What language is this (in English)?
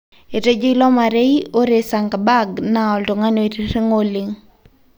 Masai